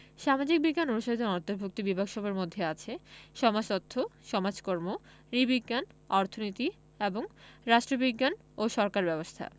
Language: Bangla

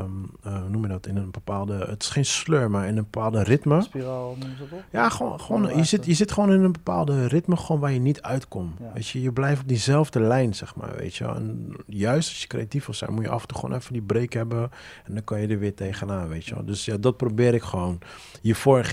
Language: Dutch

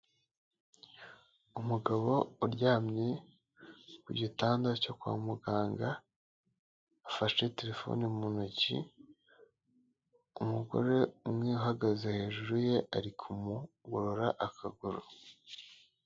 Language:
Kinyarwanda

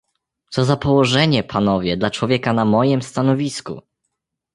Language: Polish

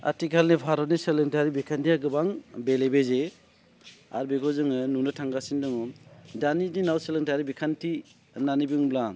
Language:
Bodo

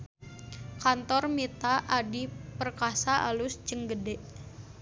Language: Sundanese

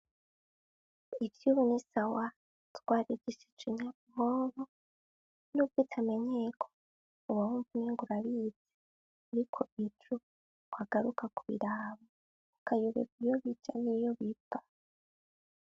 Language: Rundi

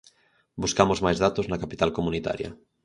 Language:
Galician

